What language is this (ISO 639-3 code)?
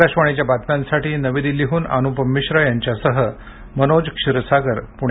mar